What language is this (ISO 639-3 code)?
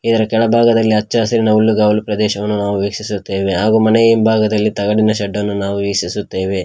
kan